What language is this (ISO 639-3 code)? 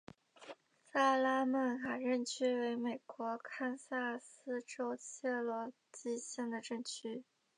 zho